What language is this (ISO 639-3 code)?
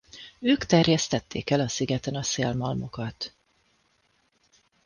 hun